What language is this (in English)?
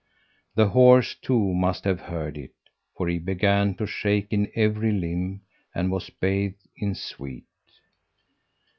English